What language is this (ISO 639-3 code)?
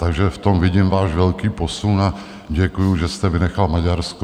ces